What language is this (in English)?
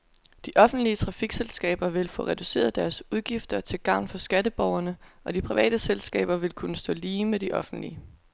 Danish